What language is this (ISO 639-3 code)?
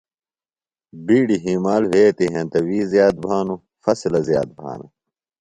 phl